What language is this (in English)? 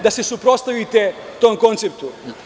Serbian